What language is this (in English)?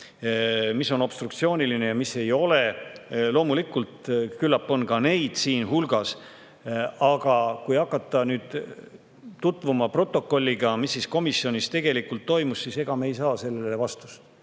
Estonian